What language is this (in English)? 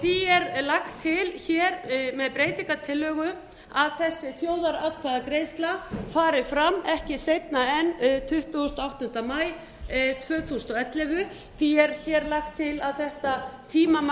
Icelandic